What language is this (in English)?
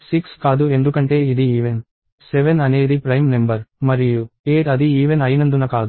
Telugu